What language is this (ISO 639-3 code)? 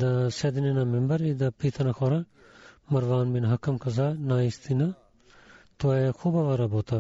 bul